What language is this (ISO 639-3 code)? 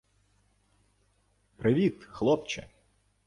ukr